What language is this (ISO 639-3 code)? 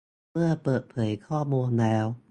tha